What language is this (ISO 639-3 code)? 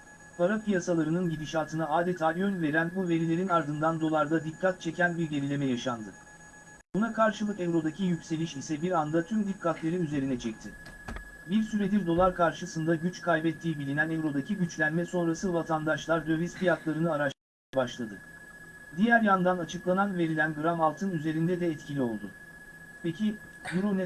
tur